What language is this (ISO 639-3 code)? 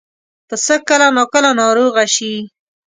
pus